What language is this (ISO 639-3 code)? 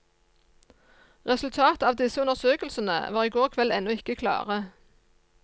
nor